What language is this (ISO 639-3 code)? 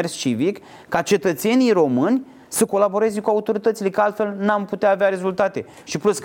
ron